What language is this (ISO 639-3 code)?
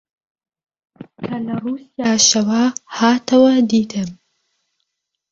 ckb